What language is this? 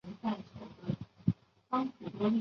Chinese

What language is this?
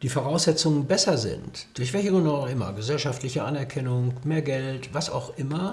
German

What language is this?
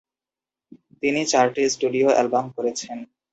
Bangla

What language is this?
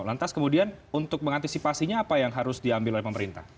Indonesian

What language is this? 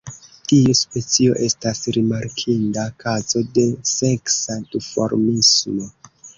Esperanto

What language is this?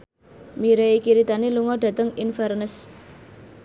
Javanese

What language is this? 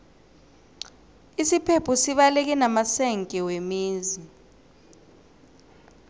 South Ndebele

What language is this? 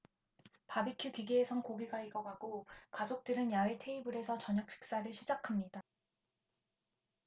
Korean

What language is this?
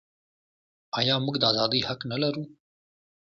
Pashto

